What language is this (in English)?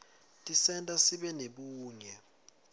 Swati